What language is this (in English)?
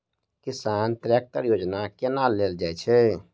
Maithili